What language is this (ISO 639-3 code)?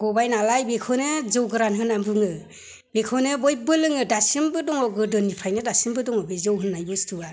brx